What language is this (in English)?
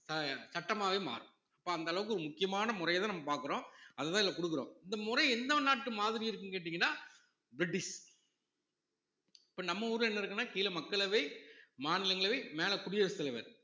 Tamil